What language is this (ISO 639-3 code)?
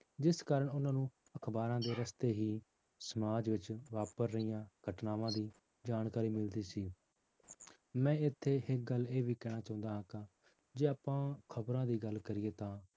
pan